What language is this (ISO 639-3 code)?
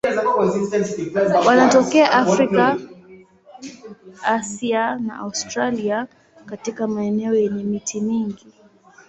swa